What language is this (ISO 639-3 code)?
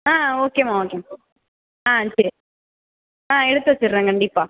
tam